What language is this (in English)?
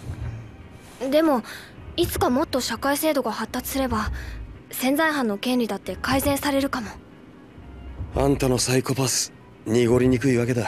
Japanese